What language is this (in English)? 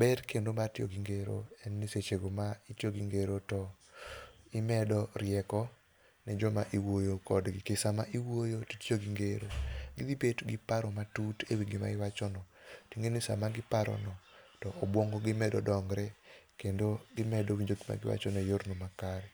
Luo (Kenya and Tanzania)